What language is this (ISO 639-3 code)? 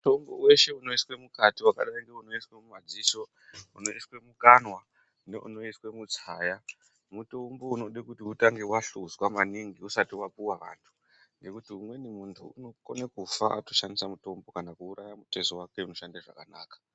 ndc